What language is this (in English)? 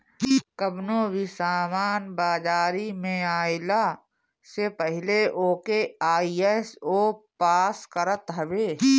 Bhojpuri